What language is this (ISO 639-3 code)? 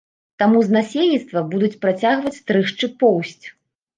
bel